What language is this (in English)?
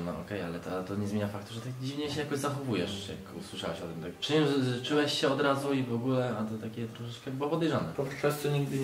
Polish